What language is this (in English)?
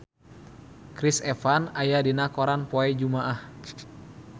Sundanese